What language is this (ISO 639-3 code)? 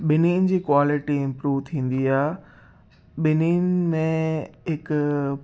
snd